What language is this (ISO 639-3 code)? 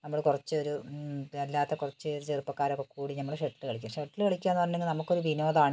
mal